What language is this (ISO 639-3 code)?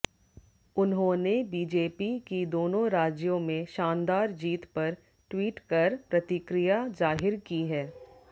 hin